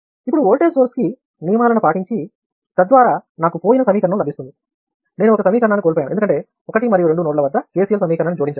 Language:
Telugu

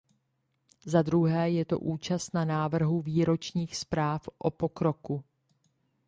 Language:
Czech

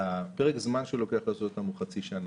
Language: Hebrew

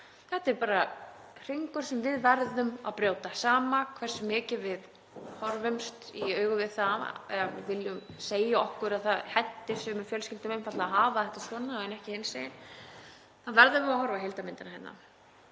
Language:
Icelandic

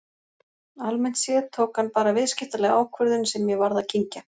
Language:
Icelandic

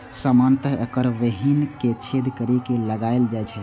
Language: Maithili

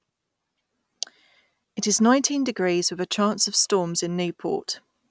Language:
English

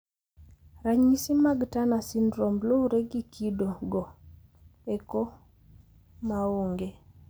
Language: Luo (Kenya and Tanzania)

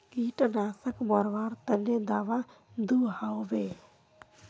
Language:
Magahi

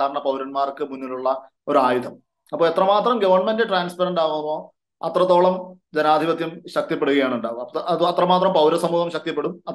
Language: Malayalam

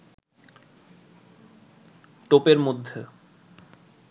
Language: Bangla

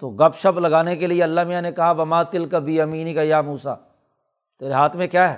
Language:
Urdu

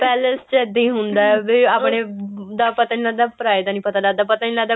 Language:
Punjabi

